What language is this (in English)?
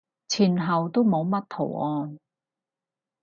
Cantonese